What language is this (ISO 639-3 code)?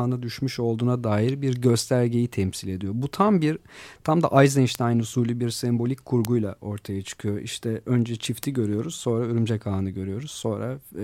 tur